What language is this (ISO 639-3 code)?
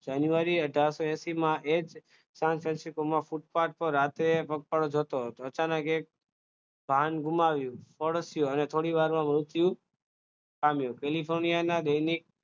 guj